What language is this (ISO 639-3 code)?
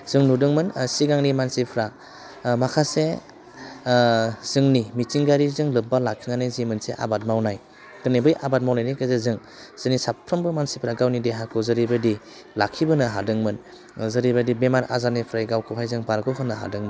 brx